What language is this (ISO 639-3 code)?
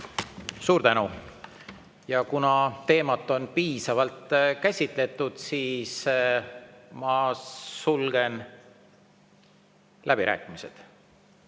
est